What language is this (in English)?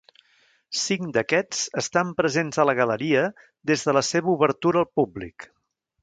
Catalan